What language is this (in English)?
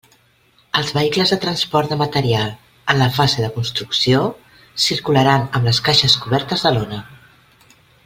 Catalan